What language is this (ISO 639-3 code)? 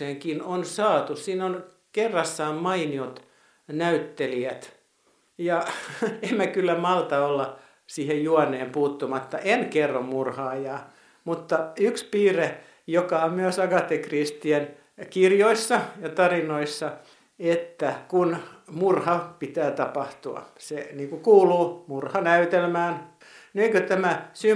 fin